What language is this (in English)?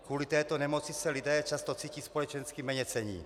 Czech